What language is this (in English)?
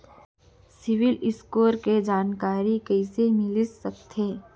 Chhattisgarhi